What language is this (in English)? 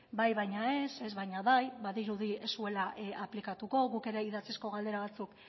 Basque